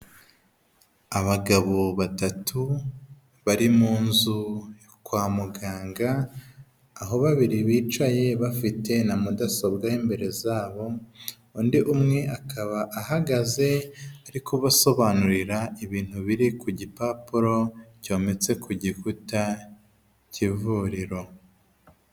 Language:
Kinyarwanda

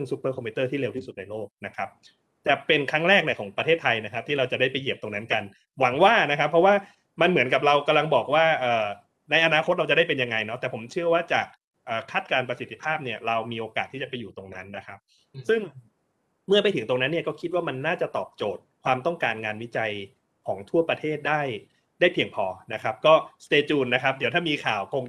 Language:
Thai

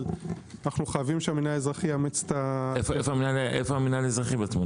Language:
Hebrew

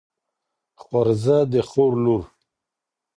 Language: Pashto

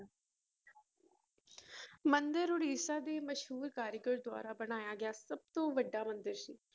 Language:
Punjabi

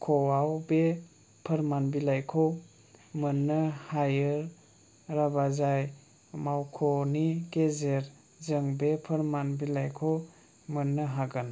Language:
Bodo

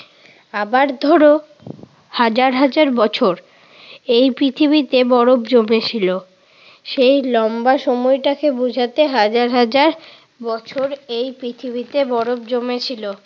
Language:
Bangla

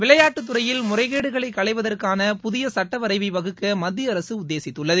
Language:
Tamil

